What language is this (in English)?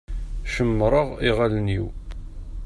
Kabyle